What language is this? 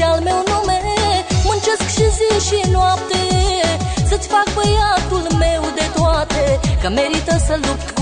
Romanian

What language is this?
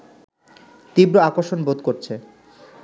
Bangla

